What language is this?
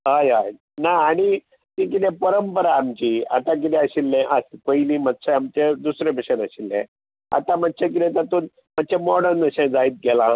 Konkani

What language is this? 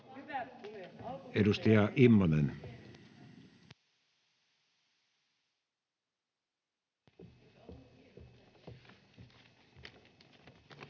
Finnish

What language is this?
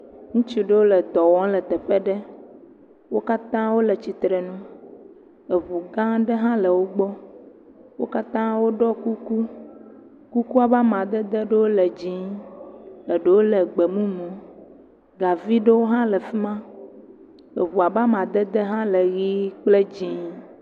Ewe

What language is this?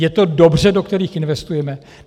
Czech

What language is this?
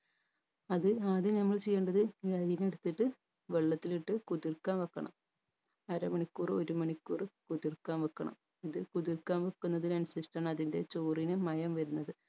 Malayalam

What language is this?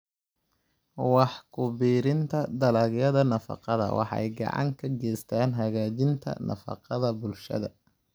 Somali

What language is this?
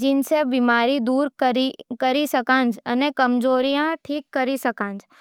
Nimadi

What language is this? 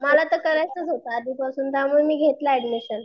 Marathi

